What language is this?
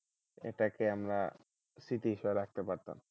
Bangla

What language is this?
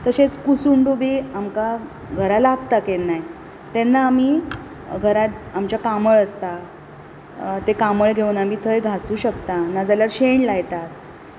Konkani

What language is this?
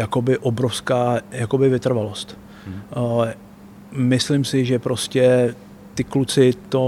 Czech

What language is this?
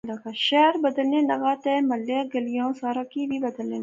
Pahari-Potwari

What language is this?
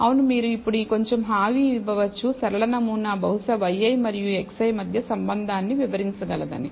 Telugu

